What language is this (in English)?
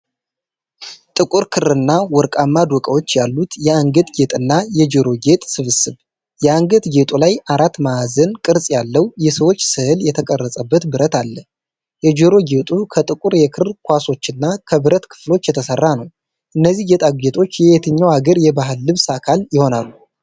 Amharic